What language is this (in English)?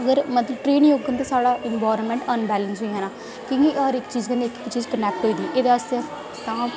Dogri